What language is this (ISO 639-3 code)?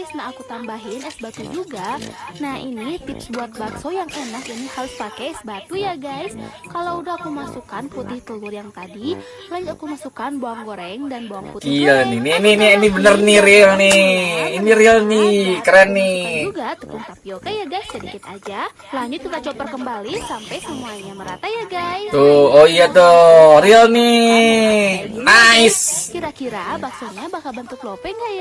ind